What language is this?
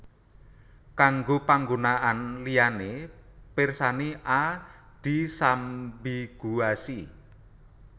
Javanese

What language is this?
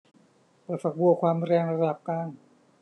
Thai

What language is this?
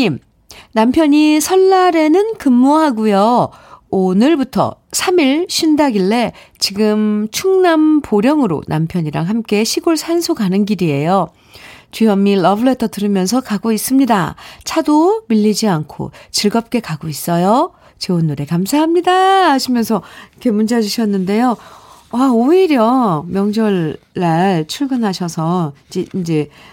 Korean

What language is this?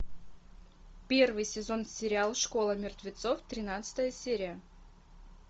Russian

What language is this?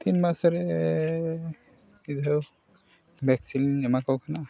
Santali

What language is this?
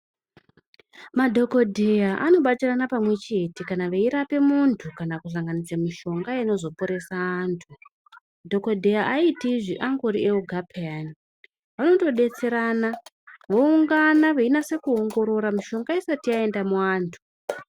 Ndau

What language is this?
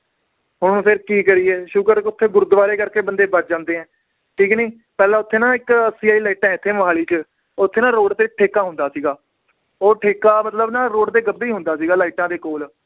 Punjabi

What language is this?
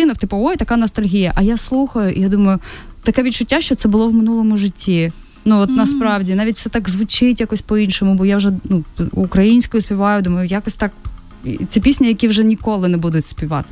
Ukrainian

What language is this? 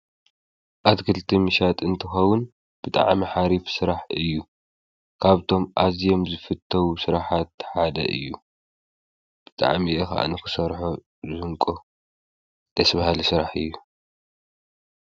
Tigrinya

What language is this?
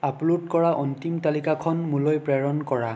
Assamese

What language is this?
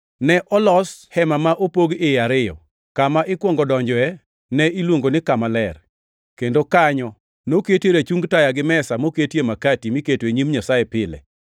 Luo (Kenya and Tanzania)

